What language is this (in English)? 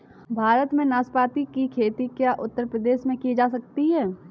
Hindi